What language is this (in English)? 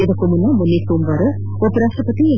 Kannada